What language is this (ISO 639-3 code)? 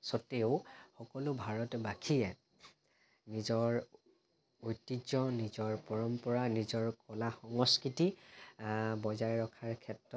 asm